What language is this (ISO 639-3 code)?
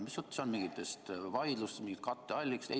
est